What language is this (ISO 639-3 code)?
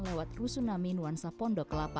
ind